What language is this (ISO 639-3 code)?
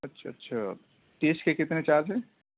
urd